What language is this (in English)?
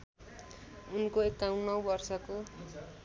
Nepali